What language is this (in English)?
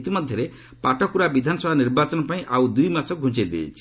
Odia